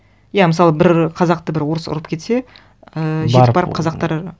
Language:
Kazakh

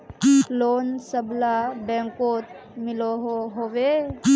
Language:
Magahi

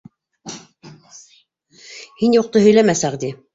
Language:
Bashkir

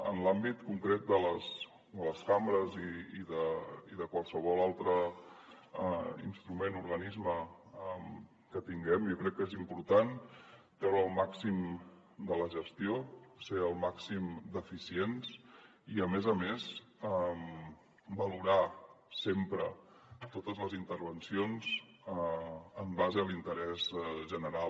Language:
Catalan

